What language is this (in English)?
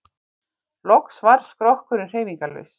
Icelandic